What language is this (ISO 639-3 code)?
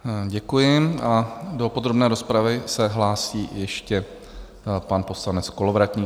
ces